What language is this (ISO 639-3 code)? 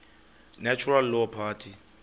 xho